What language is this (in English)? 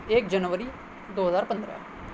Urdu